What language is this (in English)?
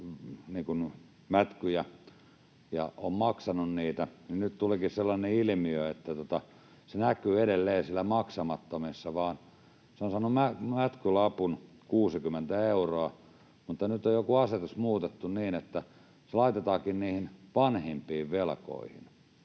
Finnish